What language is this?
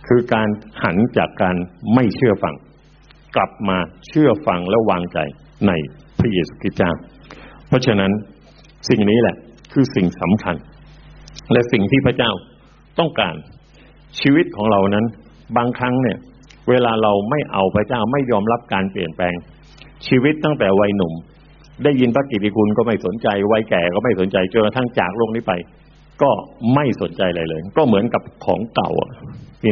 Thai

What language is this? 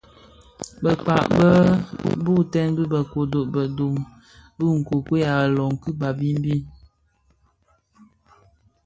Bafia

